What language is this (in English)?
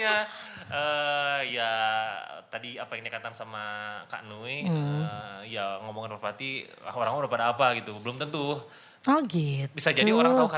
Indonesian